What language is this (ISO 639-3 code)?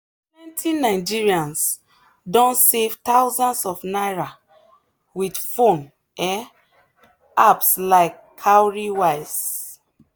pcm